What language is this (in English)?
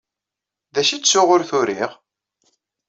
Kabyle